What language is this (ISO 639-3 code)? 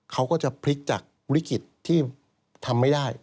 tha